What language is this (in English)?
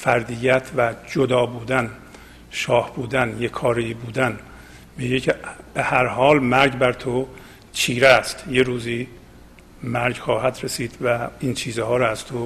Persian